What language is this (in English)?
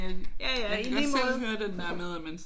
Danish